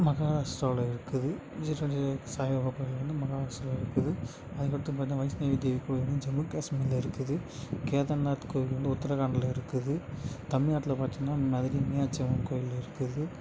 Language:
Tamil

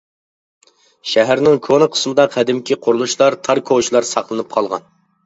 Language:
Uyghur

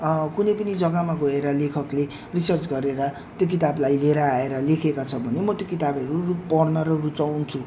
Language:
Nepali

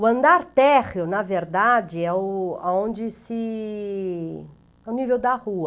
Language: Portuguese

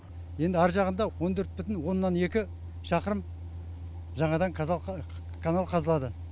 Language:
Kazakh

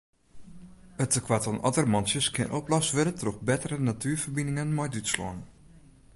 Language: Western Frisian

